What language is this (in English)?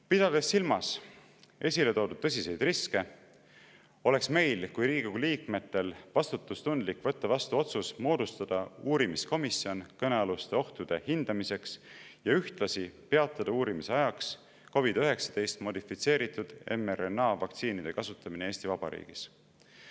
Estonian